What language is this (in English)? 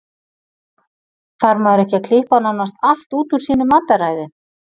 Icelandic